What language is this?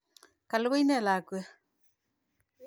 Kalenjin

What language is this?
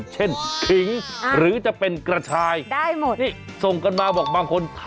Thai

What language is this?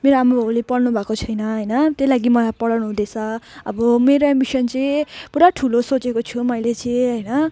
Nepali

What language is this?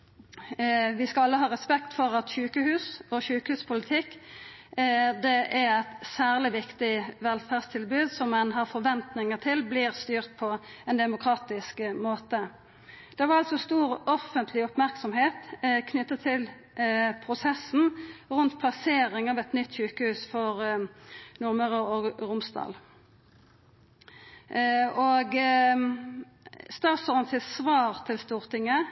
Norwegian Nynorsk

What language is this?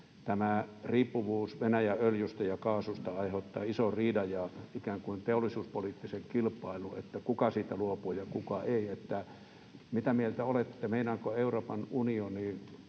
Finnish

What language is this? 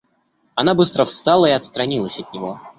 Russian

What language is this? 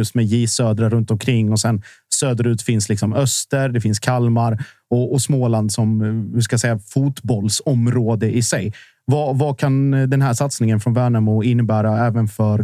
Swedish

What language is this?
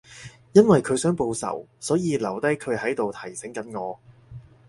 Cantonese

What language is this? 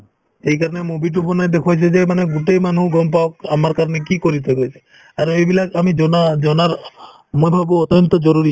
Assamese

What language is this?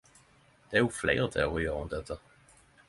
Norwegian Nynorsk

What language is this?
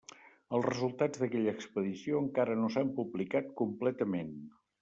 Catalan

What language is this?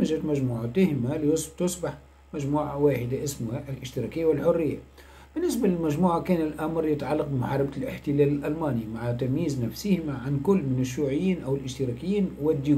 Arabic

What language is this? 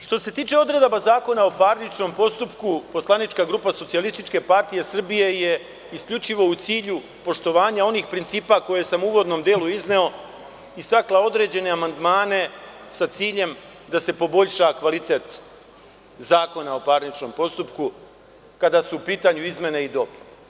Serbian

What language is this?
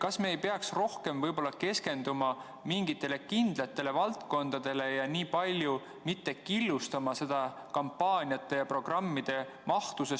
Estonian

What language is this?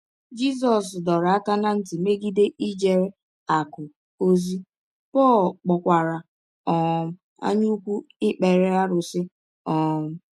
Igbo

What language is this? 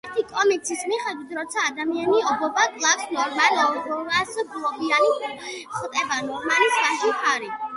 Georgian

